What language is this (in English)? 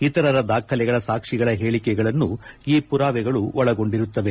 Kannada